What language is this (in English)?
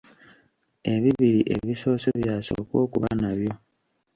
Ganda